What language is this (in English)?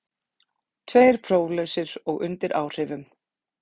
Icelandic